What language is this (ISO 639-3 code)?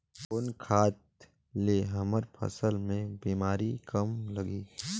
hne